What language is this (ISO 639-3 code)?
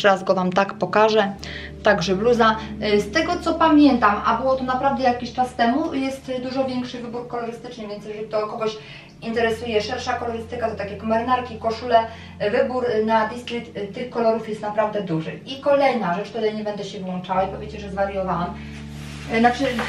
pol